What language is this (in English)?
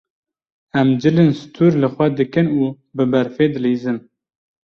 Kurdish